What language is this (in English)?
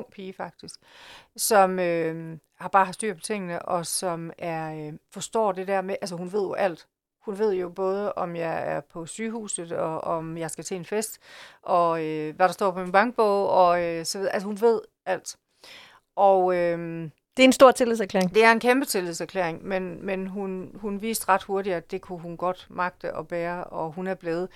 Danish